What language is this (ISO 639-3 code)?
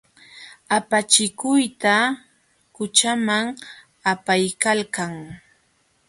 qxw